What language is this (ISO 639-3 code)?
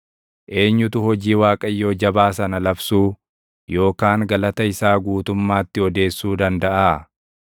orm